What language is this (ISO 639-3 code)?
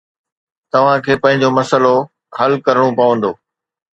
snd